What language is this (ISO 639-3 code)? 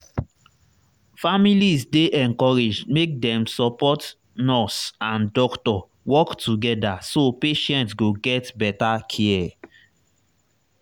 pcm